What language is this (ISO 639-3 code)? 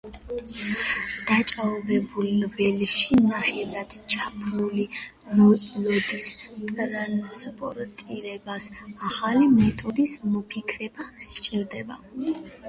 kat